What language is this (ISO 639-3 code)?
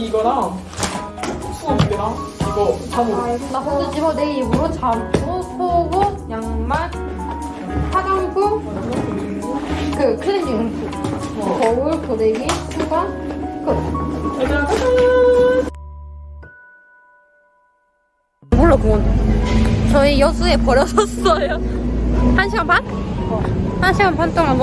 kor